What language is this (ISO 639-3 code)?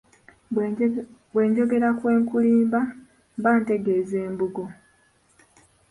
lug